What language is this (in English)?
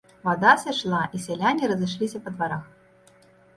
Belarusian